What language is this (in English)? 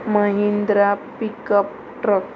Konkani